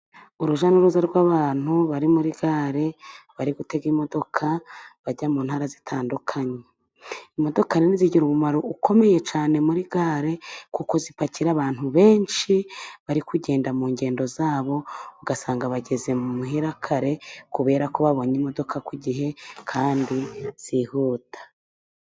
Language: Kinyarwanda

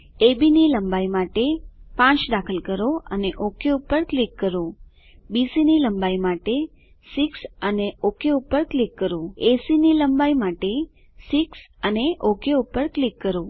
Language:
Gujarati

